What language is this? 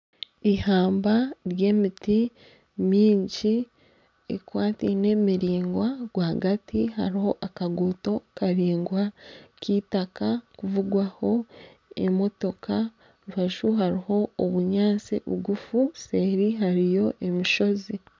Nyankole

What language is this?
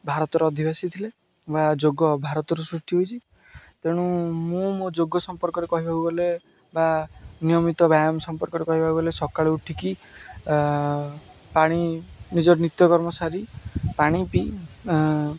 Odia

